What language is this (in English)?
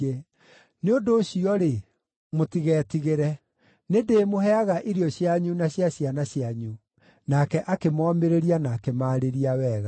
Kikuyu